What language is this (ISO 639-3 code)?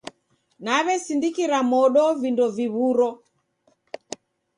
dav